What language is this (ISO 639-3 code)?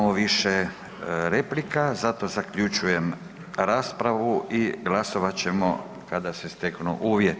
hrv